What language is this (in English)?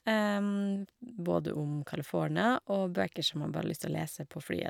Norwegian